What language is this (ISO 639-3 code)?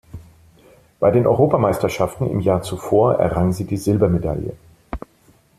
deu